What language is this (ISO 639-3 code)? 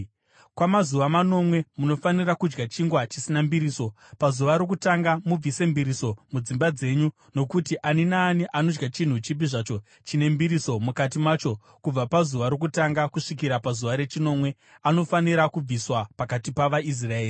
sna